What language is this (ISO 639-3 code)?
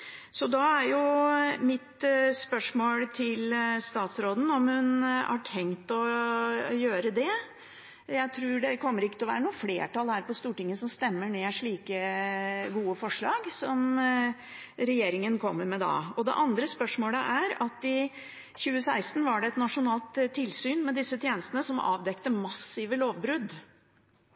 nob